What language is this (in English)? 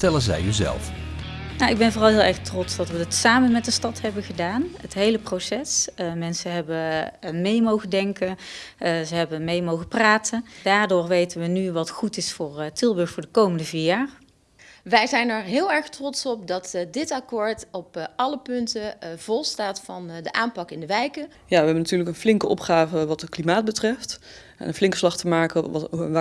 Dutch